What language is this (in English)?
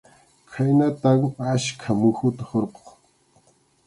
Arequipa-La Unión Quechua